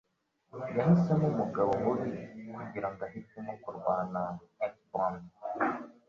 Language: Kinyarwanda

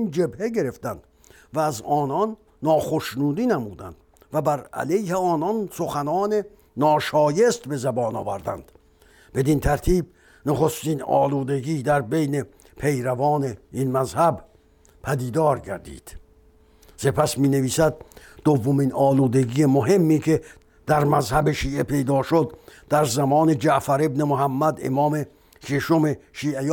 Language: Persian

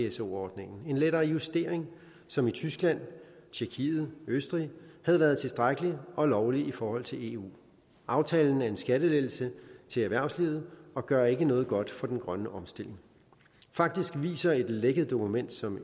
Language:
Danish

